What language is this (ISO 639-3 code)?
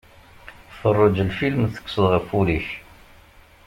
kab